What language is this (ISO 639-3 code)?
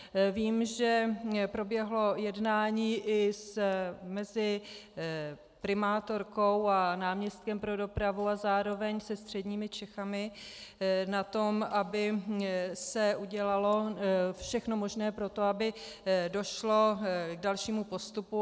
ces